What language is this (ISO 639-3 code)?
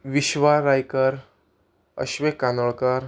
kok